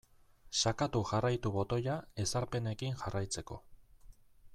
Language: Basque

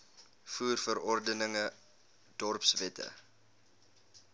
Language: Afrikaans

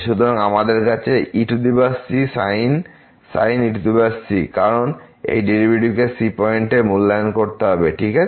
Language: Bangla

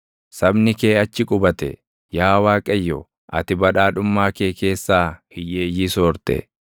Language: Oromo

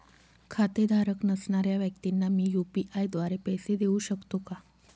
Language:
Marathi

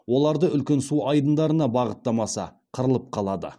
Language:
Kazakh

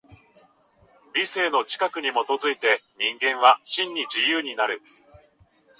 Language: Japanese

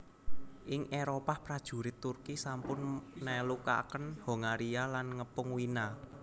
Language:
Javanese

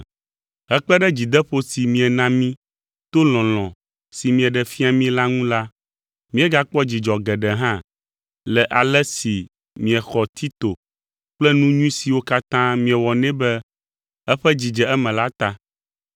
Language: Ewe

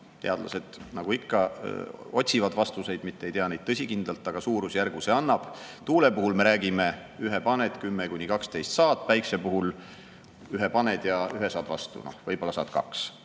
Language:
Estonian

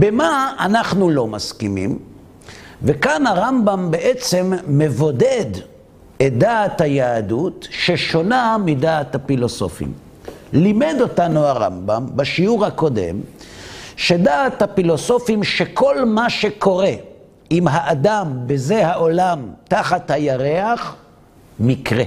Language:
Hebrew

